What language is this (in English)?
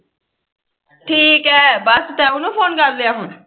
Punjabi